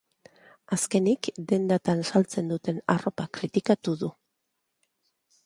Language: Basque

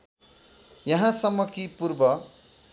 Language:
Nepali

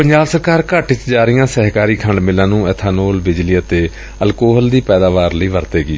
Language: Punjabi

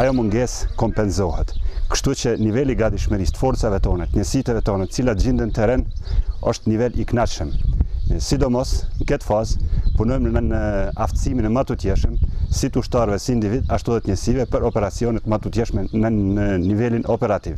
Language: Romanian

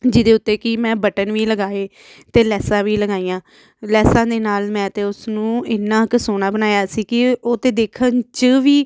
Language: Punjabi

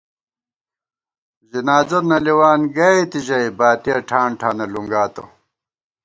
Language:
Gawar-Bati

